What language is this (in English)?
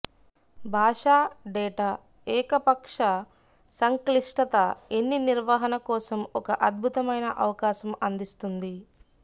Telugu